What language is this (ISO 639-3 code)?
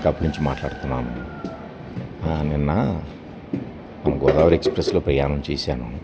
tel